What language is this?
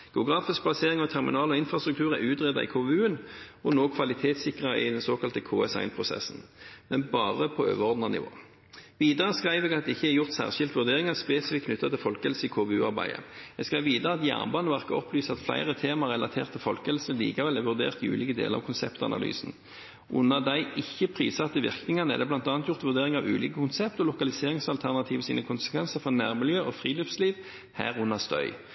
Norwegian Nynorsk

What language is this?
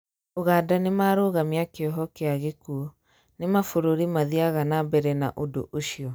Kikuyu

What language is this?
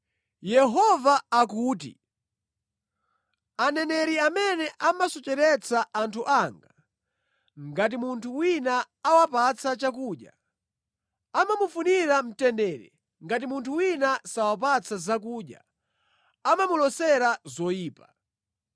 Nyanja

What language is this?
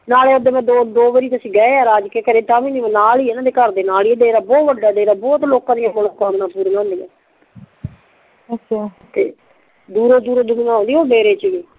Punjabi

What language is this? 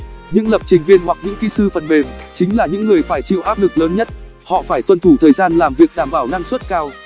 Vietnamese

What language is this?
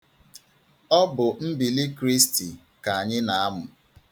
Igbo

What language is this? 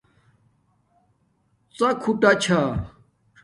Domaaki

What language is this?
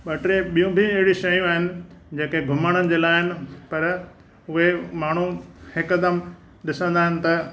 Sindhi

